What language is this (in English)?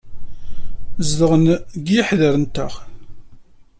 Kabyle